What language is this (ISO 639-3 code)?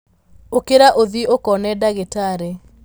kik